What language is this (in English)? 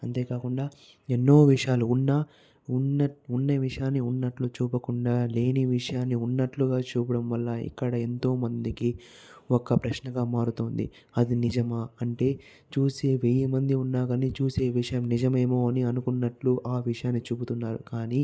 Telugu